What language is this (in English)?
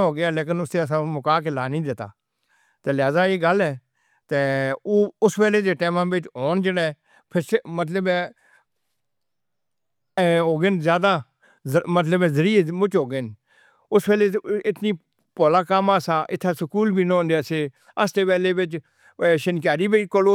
Northern Hindko